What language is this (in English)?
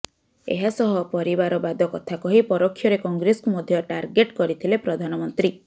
Odia